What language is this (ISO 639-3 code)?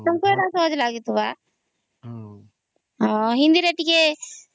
ori